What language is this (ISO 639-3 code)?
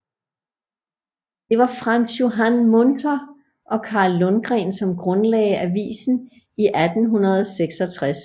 dan